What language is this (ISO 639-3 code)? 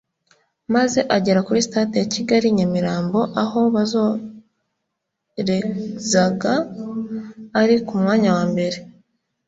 kin